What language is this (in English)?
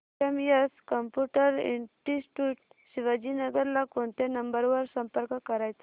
Marathi